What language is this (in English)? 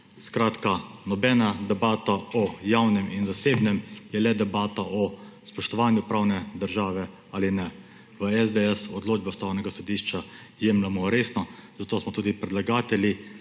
Slovenian